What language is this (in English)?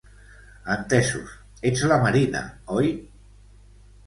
Catalan